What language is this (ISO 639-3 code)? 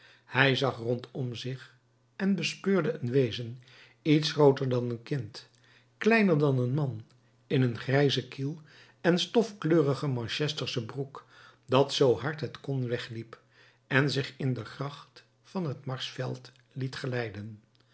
nld